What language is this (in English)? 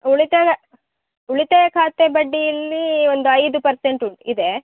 Kannada